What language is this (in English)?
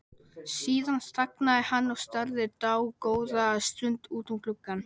Icelandic